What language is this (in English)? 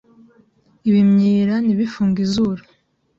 Kinyarwanda